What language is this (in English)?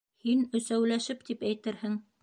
Bashkir